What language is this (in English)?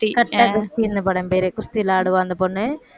Tamil